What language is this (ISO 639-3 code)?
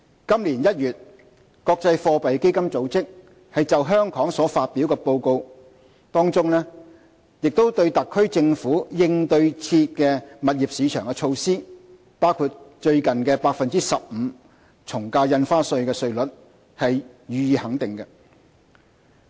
yue